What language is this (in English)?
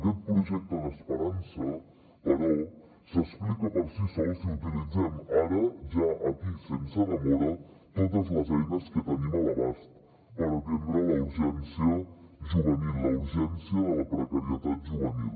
Catalan